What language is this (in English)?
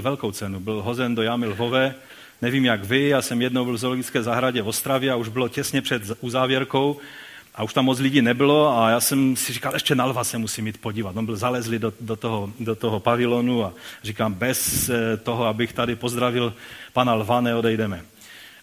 Czech